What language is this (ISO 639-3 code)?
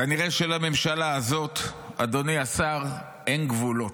heb